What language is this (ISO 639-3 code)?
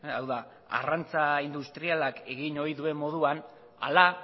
eus